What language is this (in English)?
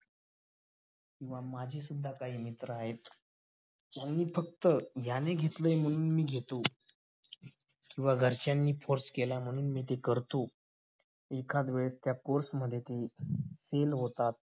Marathi